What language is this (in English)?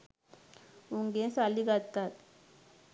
Sinhala